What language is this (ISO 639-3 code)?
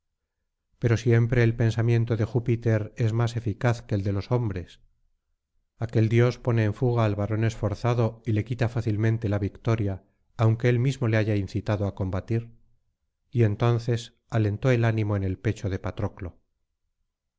spa